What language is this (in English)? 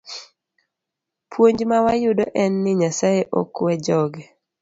Luo (Kenya and Tanzania)